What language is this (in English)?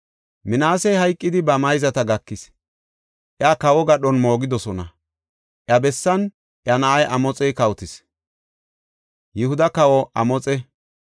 Gofa